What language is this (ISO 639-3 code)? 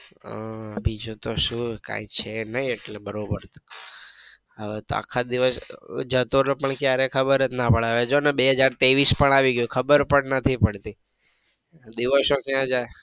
guj